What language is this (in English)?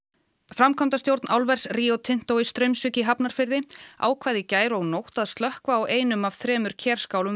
Icelandic